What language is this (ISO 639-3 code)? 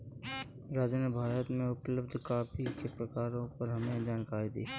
hin